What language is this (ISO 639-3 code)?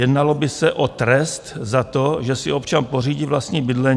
ces